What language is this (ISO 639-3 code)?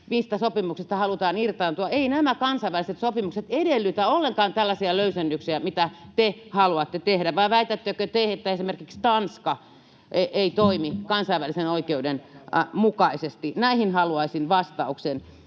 fin